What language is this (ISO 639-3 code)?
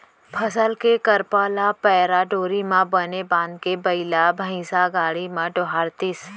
hne